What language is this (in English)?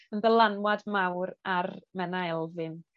Welsh